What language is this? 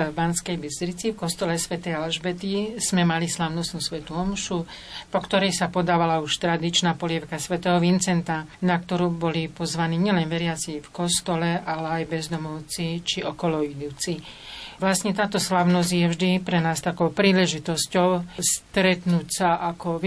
Slovak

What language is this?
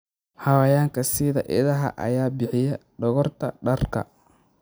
Somali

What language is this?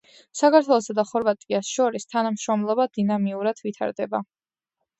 Georgian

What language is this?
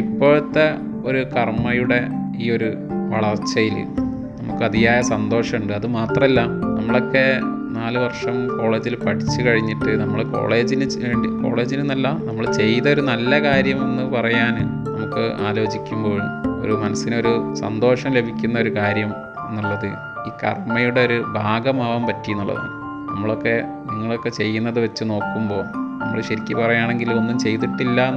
Malayalam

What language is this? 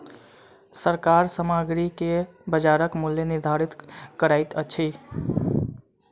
Maithili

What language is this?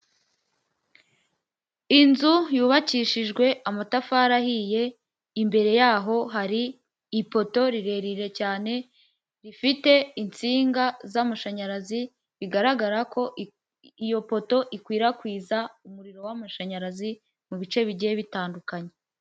Kinyarwanda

